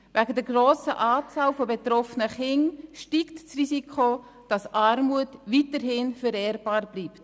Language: Swiss German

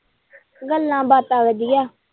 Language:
Punjabi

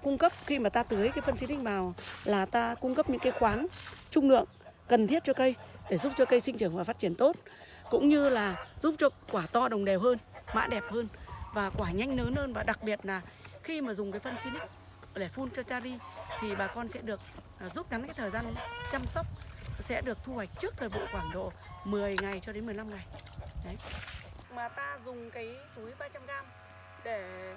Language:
Vietnamese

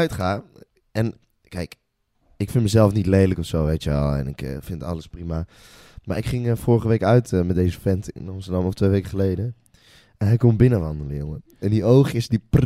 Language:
Dutch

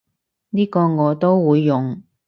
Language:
Cantonese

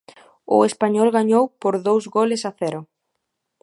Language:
Galician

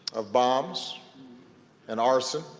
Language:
English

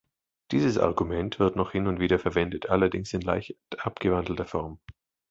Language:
German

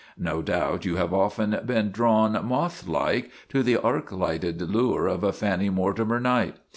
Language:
English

